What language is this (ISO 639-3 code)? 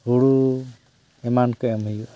sat